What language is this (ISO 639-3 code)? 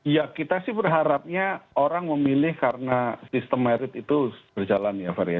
ind